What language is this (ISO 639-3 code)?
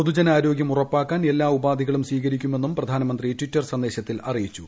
mal